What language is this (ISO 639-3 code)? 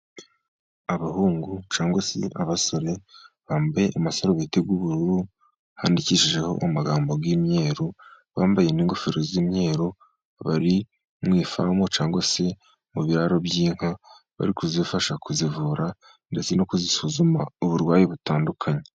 kin